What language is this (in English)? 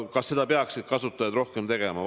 Estonian